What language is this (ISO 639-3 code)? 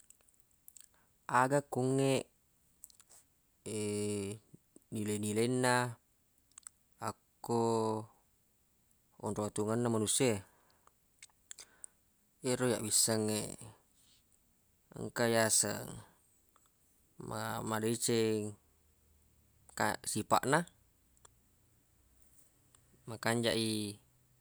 bug